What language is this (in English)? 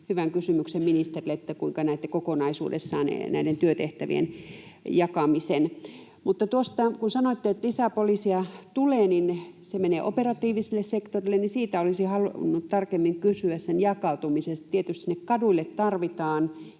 Finnish